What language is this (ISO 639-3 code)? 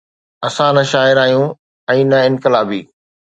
snd